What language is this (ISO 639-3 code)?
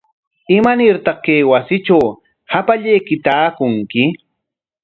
qwa